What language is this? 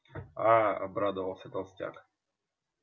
Russian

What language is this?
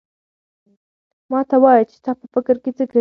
Pashto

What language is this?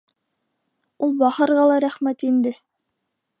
Bashkir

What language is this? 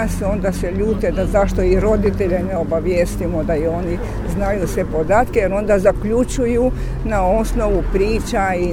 Croatian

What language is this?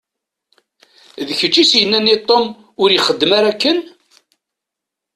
Kabyle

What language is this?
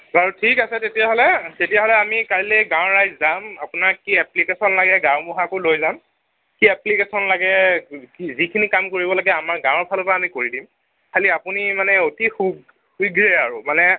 Assamese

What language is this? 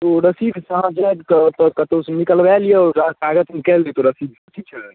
Maithili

